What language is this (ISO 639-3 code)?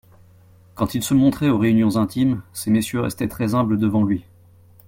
fra